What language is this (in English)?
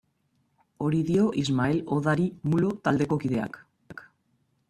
Basque